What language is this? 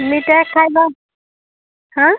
Odia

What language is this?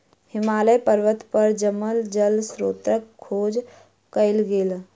Maithili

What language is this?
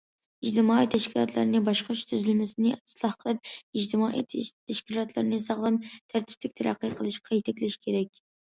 Uyghur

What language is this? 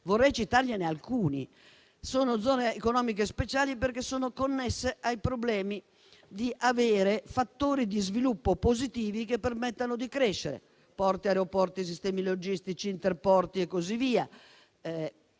Italian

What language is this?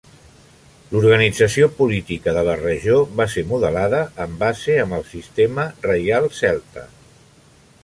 Catalan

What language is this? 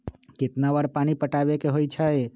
Magahi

